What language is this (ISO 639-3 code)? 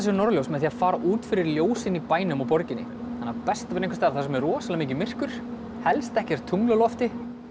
isl